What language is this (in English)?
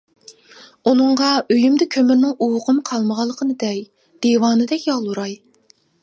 Uyghur